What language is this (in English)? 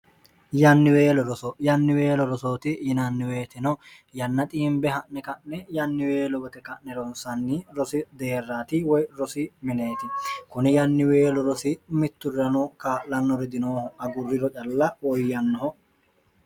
Sidamo